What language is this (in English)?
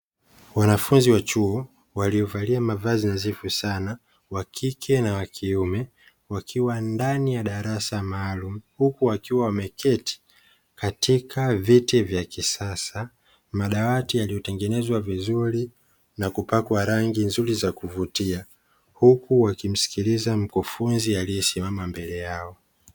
Swahili